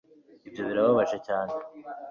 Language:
Kinyarwanda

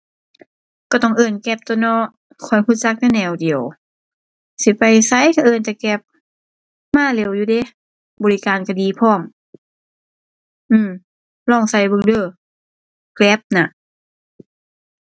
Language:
Thai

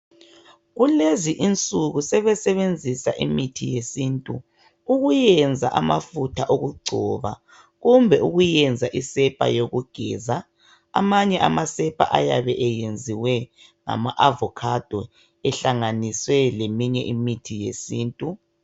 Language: North Ndebele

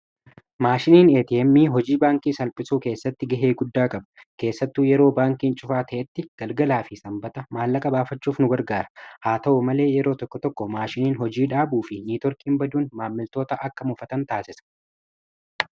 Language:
Oromo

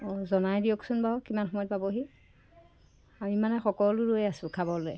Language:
Assamese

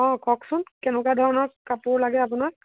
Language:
Assamese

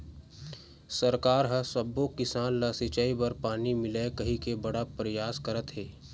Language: Chhattisgarhi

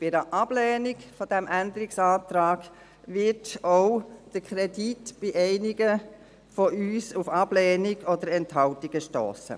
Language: Swiss German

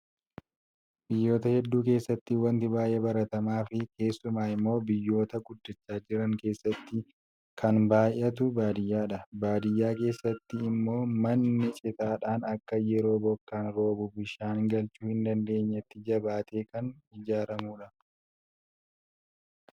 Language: Oromo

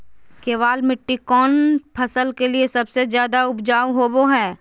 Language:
Magahi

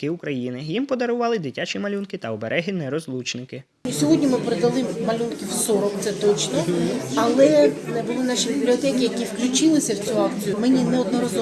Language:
Ukrainian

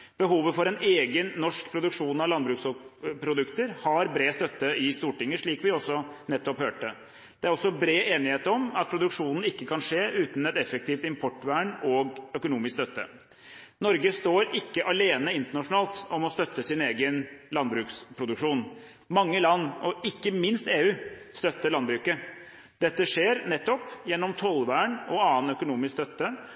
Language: Norwegian Bokmål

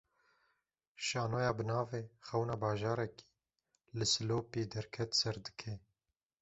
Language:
Kurdish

